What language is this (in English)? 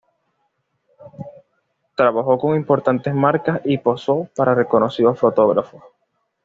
Spanish